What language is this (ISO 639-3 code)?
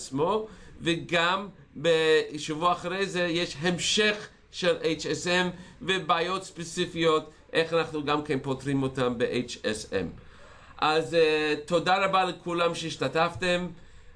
heb